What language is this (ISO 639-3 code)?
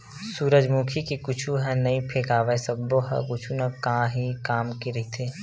hne